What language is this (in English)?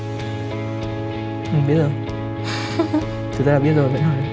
Vietnamese